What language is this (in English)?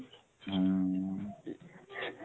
Odia